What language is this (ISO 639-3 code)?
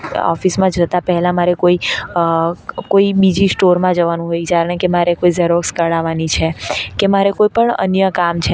guj